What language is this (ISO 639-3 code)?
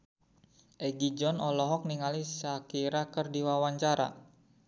sun